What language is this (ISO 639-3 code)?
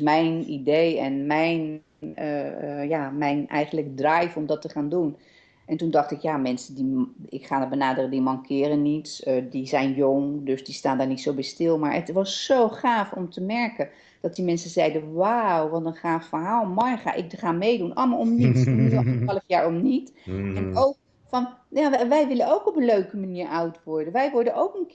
nld